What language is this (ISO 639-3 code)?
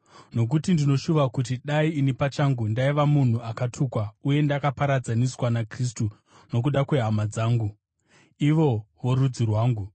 sna